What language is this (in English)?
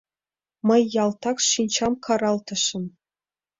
Mari